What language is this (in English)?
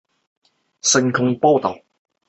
Chinese